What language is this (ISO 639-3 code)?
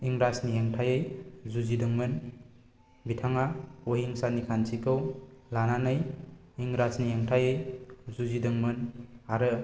brx